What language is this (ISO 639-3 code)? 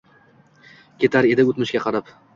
uzb